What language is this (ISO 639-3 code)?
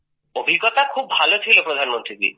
ben